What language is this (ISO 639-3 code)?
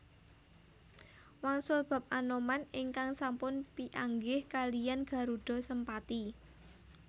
jav